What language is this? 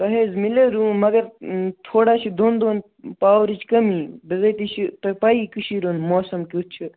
Kashmiri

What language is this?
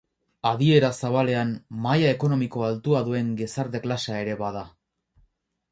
Basque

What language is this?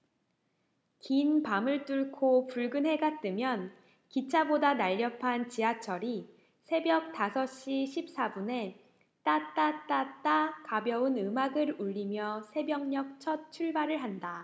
Korean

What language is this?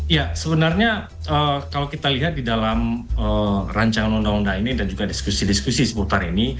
Indonesian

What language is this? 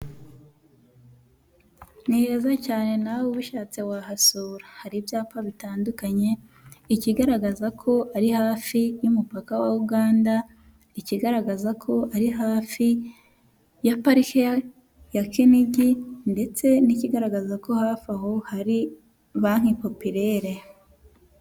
Kinyarwanda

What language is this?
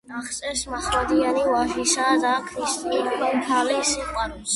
Georgian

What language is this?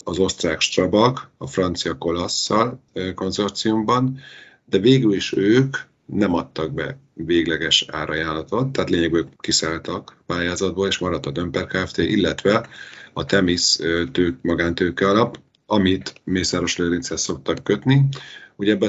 Hungarian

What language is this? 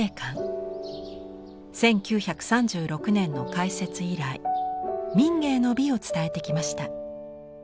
Japanese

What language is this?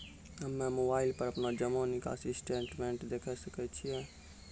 Maithili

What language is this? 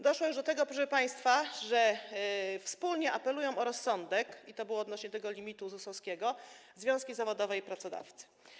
Polish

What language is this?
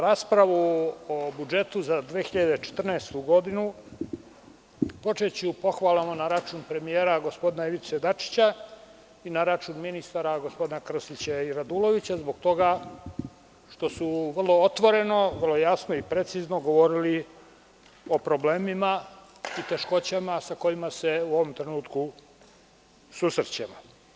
Serbian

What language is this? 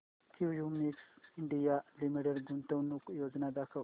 Marathi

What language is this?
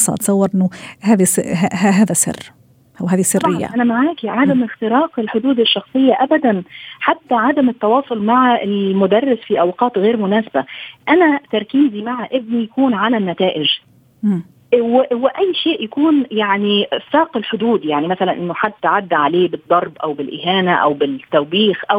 Arabic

